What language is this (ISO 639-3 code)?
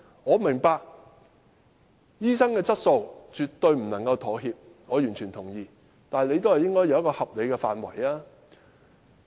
yue